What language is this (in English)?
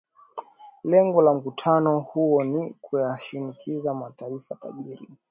Swahili